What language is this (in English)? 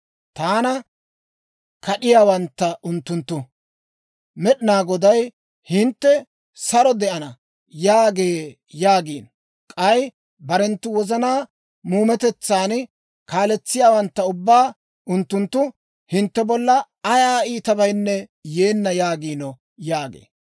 Dawro